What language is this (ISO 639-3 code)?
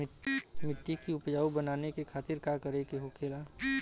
bho